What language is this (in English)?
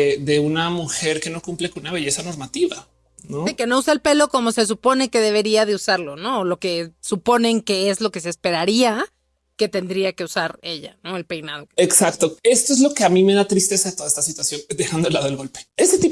Spanish